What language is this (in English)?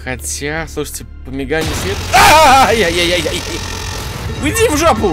Russian